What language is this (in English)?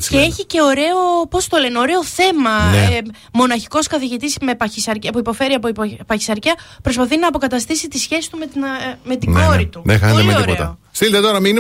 Greek